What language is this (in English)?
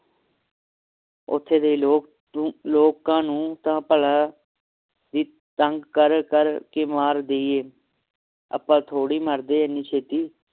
Punjabi